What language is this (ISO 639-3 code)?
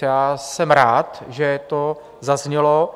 ces